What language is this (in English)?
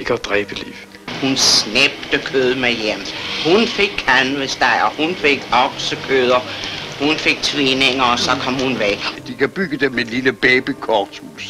Danish